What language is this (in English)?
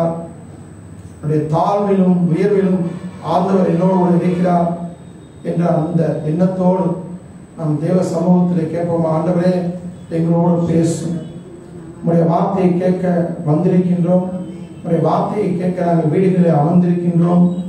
Indonesian